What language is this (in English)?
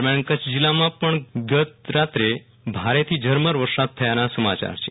Gujarati